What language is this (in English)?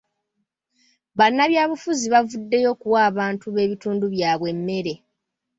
Ganda